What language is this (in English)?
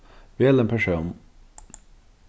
Faroese